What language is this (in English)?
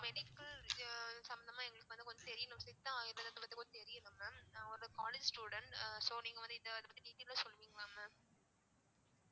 Tamil